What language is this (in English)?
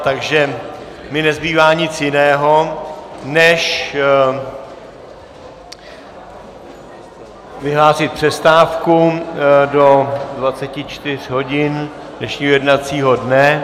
Czech